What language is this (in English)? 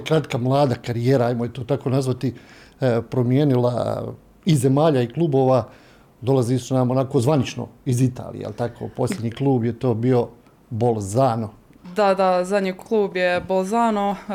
Croatian